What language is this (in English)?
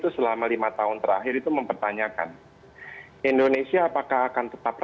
Indonesian